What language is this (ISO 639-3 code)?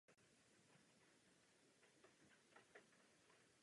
ces